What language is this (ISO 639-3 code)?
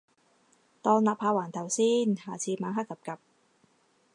yue